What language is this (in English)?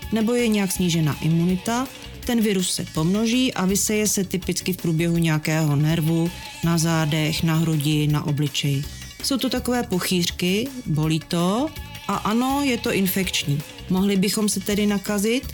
Czech